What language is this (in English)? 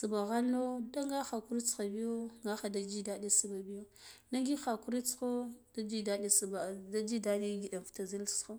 Guduf-Gava